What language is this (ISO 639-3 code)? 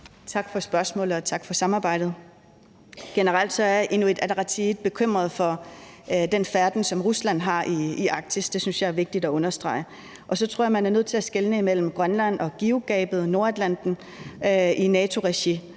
dan